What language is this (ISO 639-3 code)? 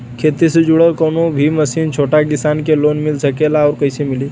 bho